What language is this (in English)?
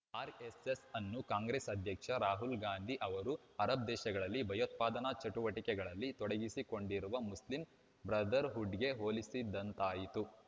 Kannada